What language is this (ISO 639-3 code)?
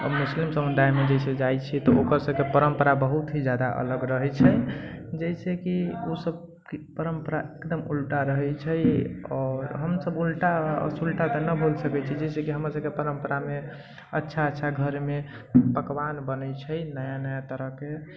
mai